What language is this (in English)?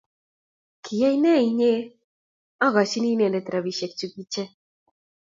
Kalenjin